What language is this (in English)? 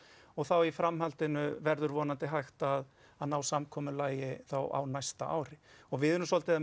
Icelandic